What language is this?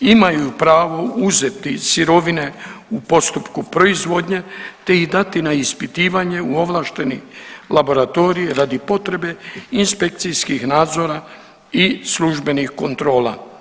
Croatian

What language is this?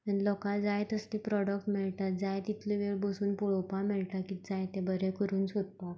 Konkani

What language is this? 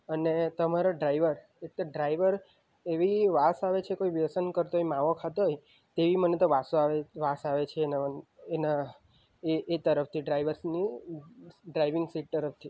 Gujarati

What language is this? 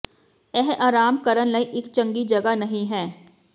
Punjabi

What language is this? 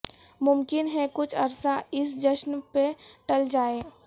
Urdu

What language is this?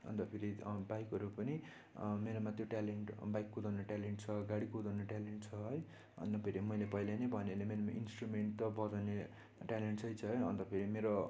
Nepali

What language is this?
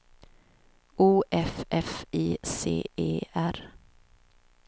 Swedish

